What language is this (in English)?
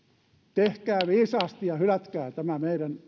Finnish